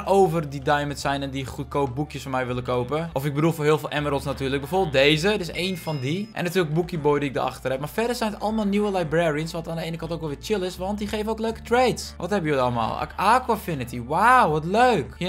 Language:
Dutch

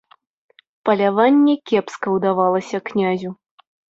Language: Belarusian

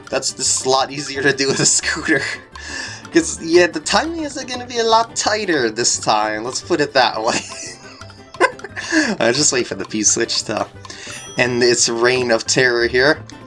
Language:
English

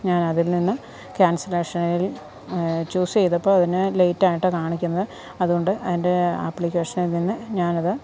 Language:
Malayalam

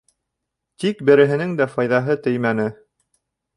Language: Bashkir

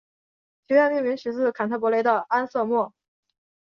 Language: Chinese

